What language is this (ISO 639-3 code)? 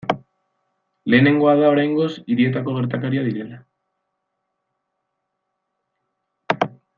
eus